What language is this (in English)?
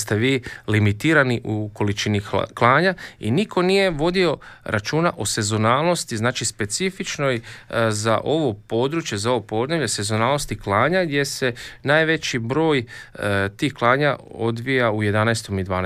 Croatian